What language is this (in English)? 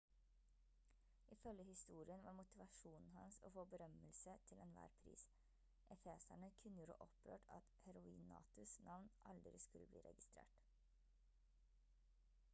Norwegian Bokmål